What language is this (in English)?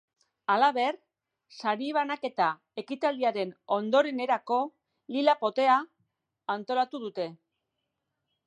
Basque